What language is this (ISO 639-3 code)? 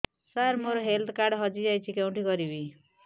ori